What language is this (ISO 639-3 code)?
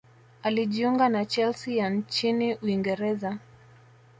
swa